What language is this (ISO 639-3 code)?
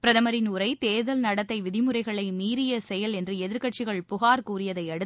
tam